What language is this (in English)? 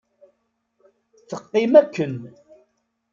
Kabyle